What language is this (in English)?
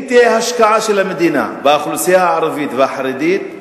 Hebrew